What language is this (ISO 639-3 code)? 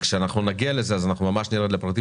heb